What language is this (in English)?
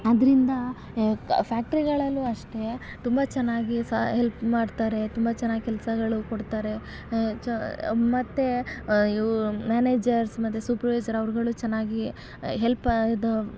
Kannada